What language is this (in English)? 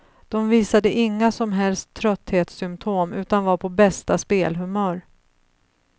Swedish